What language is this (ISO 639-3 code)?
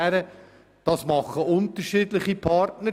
gsw